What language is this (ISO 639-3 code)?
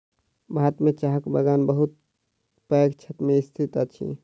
mai